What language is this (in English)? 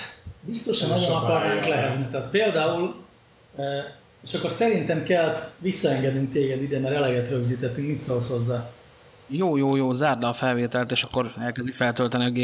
Hungarian